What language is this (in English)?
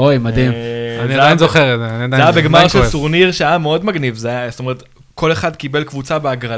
Hebrew